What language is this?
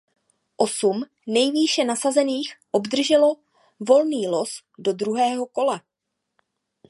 Czech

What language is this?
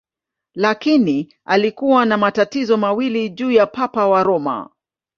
Swahili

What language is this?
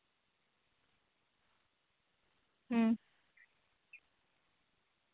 Santali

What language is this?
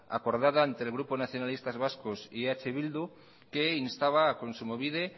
Spanish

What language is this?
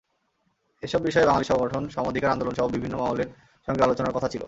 Bangla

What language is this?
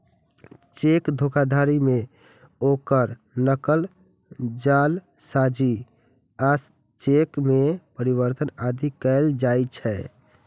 Maithili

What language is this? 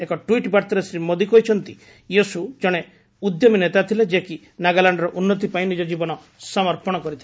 Odia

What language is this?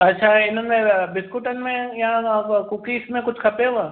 Sindhi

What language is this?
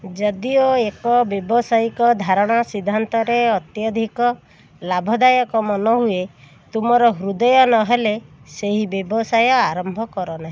Odia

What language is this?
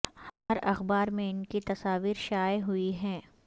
Urdu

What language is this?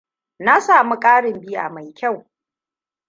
Hausa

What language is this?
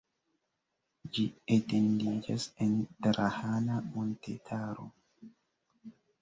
Esperanto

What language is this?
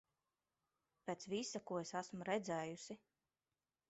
Latvian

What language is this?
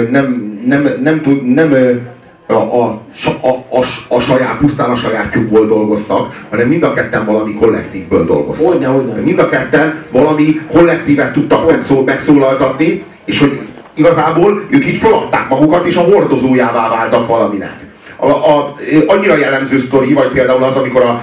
Hungarian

